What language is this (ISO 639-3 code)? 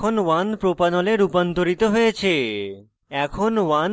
ben